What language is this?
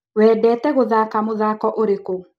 Kikuyu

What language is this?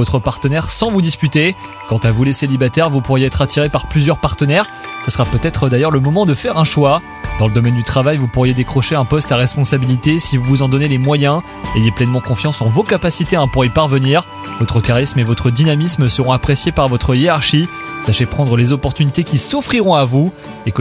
French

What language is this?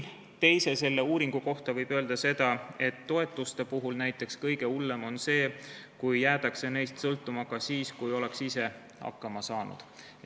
Estonian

